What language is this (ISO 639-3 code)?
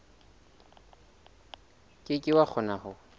sot